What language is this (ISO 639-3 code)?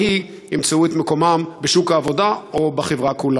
heb